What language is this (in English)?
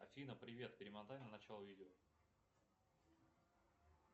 Russian